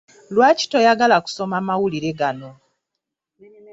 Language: Ganda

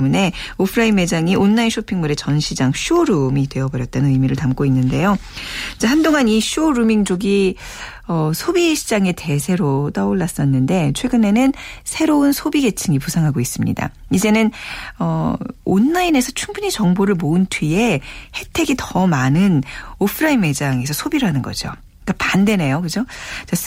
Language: Korean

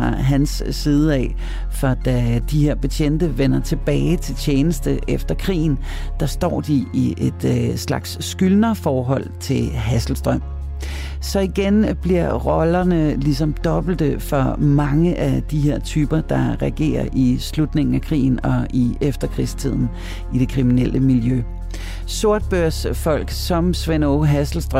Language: Danish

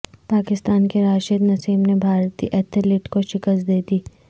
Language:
Urdu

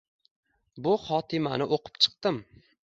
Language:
Uzbek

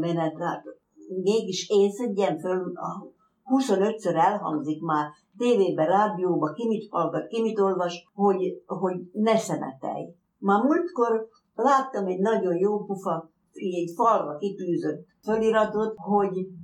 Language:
Hungarian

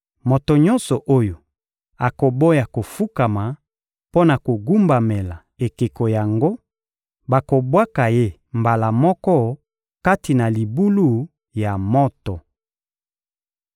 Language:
Lingala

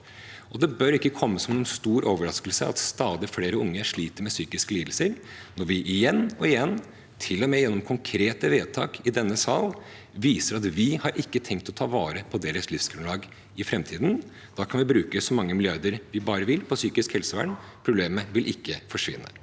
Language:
Norwegian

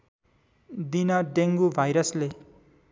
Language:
Nepali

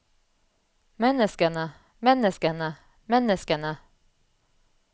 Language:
Norwegian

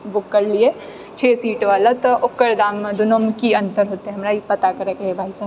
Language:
Maithili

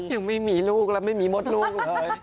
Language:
Thai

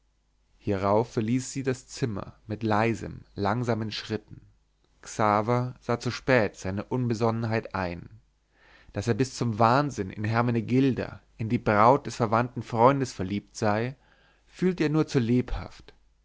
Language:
German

